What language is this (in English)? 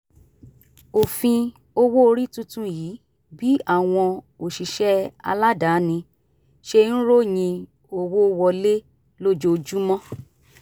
Yoruba